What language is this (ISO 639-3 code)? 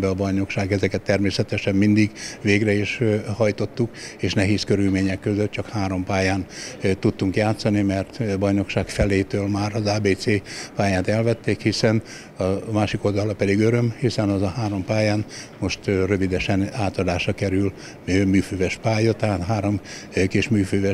hun